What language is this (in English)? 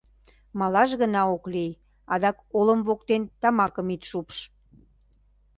Mari